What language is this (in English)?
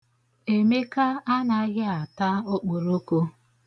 Igbo